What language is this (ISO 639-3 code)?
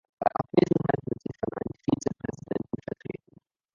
deu